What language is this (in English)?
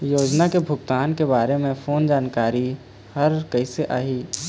Chhattisgarhi